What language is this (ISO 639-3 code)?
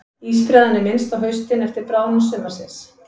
isl